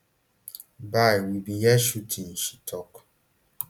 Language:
Nigerian Pidgin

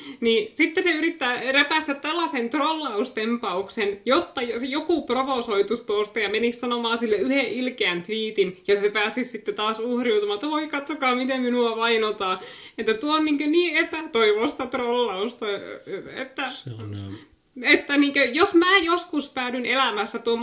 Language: Finnish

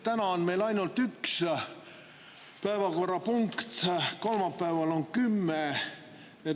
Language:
Estonian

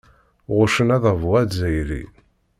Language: Kabyle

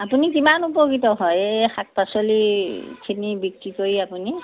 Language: Assamese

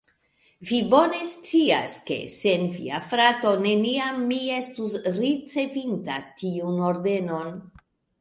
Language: Esperanto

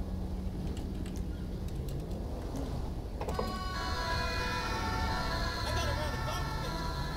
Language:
Dutch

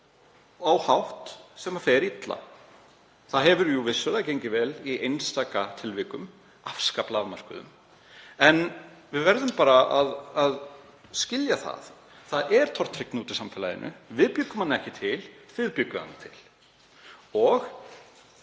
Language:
Icelandic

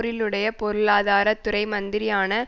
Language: Tamil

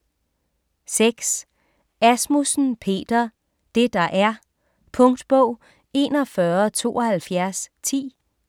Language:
Danish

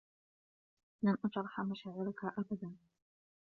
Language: Arabic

